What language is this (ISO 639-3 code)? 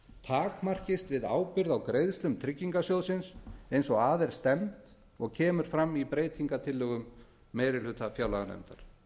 isl